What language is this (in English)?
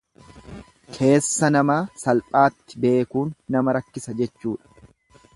Oromo